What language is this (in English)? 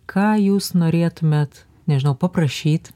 Lithuanian